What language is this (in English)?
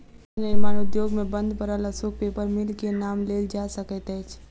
Maithili